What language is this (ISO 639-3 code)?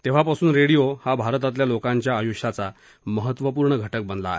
mar